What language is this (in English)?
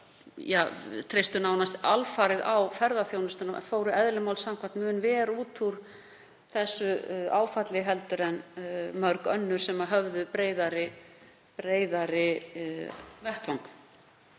Icelandic